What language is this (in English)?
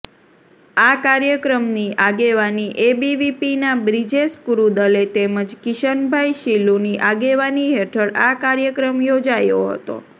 Gujarati